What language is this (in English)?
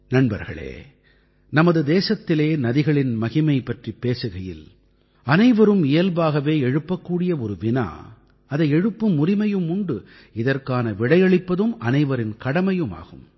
Tamil